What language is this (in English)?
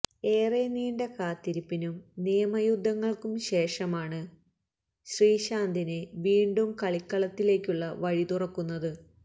Malayalam